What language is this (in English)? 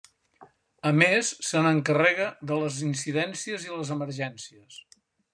Catalan